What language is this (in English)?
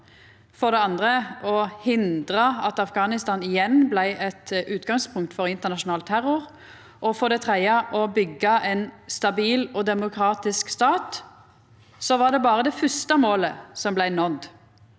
Norwegian